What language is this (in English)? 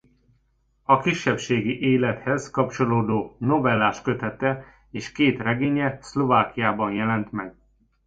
Hungarian